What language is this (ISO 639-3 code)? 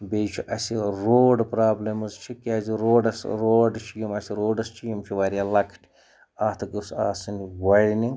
kas